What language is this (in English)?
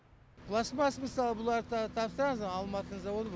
Kazakh